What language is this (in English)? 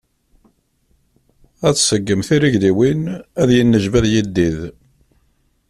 Kabyle